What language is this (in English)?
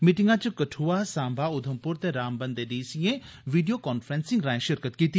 Dogri